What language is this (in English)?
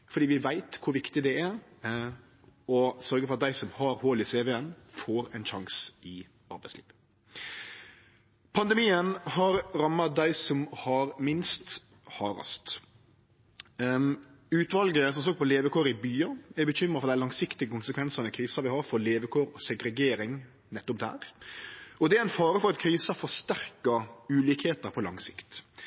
Norwegian Nynorsk